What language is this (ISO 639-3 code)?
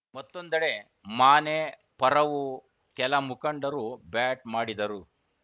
kan